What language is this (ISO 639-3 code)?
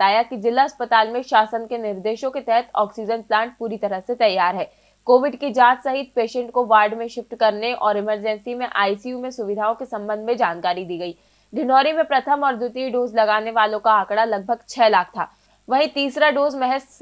hin